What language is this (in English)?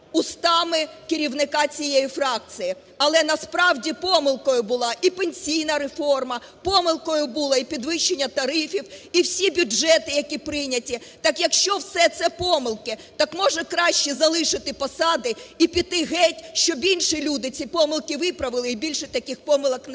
Ukrainian